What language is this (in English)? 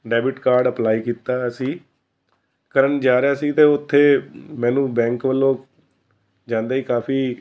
Punjabi